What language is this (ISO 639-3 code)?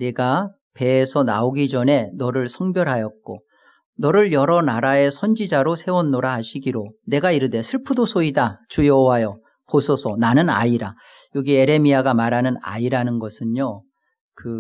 kor